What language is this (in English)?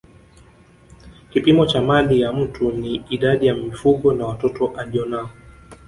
Swahili